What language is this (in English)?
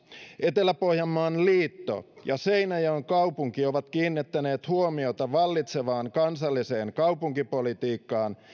Finnish